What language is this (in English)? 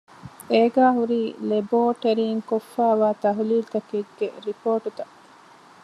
Divehi